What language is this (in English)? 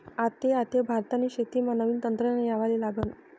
Marathi